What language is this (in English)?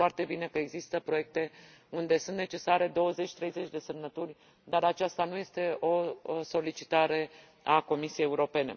Romanian